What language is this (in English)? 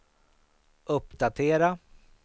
Swedish